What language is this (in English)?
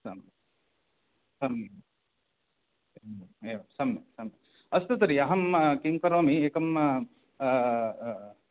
Sanskrit